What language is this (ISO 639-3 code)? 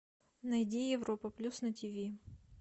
rus